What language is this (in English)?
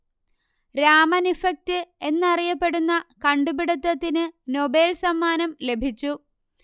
Malayalam